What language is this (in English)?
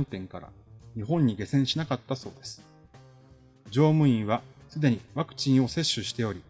Japanese